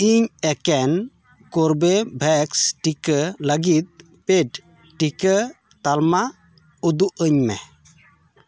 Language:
Santali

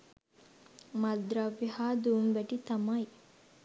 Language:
Sinhala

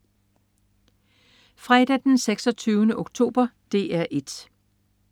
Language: Danish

